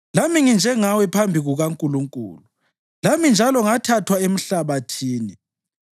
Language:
North Ndebele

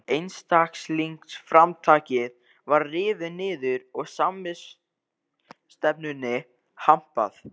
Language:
Icelandic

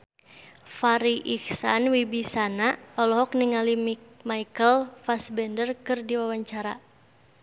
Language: Sundanese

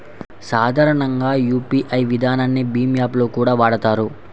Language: Telugu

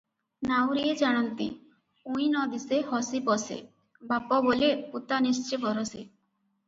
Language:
Odia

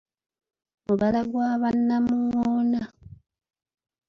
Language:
Ganda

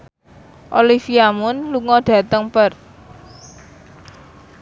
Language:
Javanese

